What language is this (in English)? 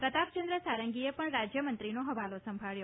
Gujarati